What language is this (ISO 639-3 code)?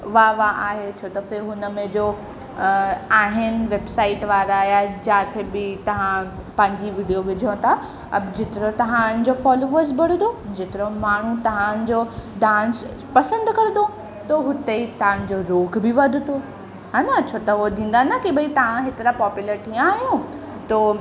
snd